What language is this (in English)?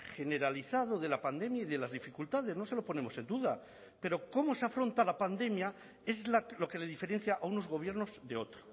Spanish